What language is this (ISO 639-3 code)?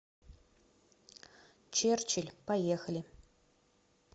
rus